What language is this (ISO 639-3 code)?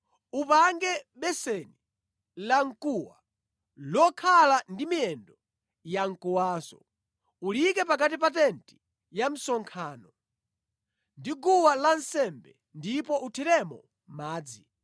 nya